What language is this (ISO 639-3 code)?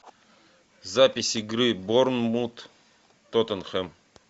rus